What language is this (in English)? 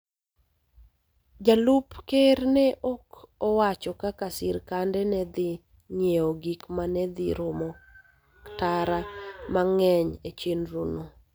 Luo (Kenya and Tanzania)